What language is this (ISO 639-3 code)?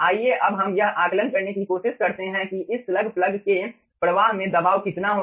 hin